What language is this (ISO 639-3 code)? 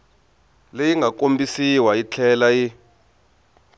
tso